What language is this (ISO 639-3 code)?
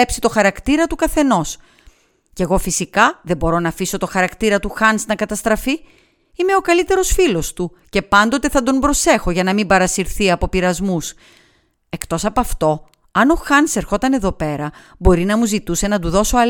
ell